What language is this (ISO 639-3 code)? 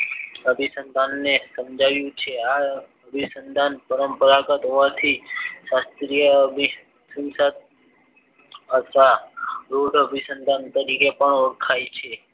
guj